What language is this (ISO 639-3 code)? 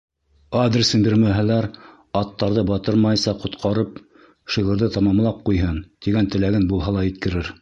bak